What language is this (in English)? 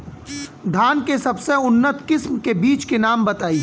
Bhojpuri